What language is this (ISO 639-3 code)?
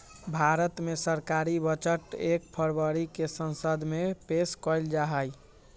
mag